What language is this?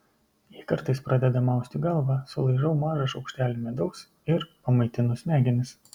Lithuanian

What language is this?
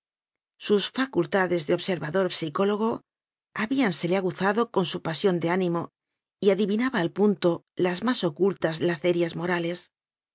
Spanish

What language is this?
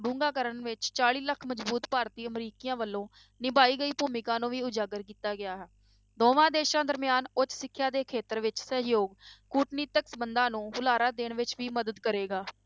Punjabi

